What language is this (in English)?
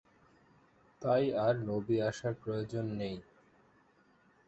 Bangla